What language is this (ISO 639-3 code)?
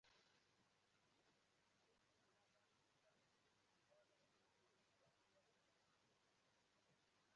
ibo